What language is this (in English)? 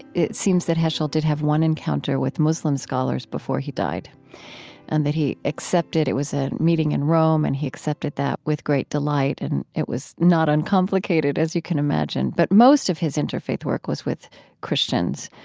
English